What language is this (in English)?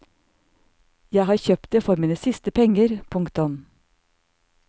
Norwegian